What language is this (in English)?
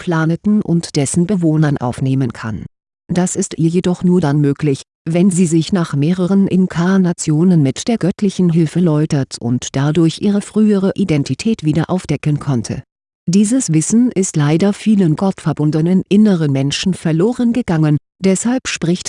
German